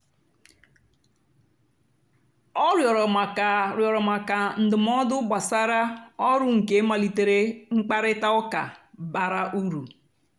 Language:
Igbo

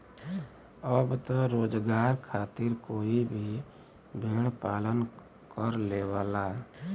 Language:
Bhojpuri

